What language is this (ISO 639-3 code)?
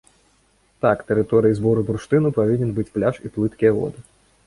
bel